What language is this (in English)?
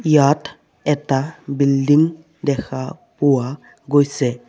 Assamese